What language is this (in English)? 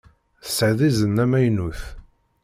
Kabyle